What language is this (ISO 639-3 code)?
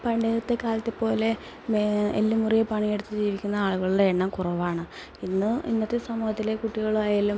mal